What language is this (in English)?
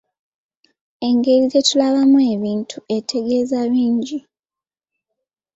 Ganda